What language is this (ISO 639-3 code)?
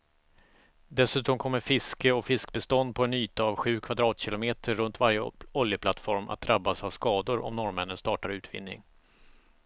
swe